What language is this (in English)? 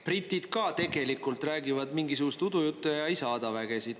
Estonian